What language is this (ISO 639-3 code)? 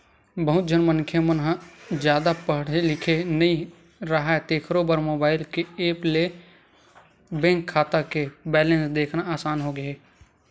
hne